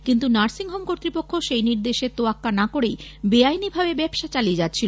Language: Bangla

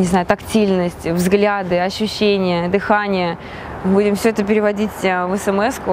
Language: Russian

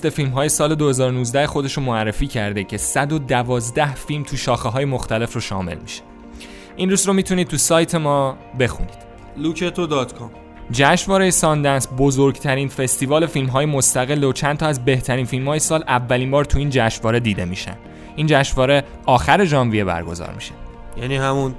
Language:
Persian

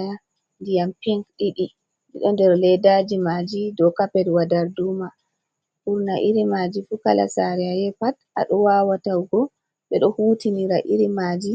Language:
Fula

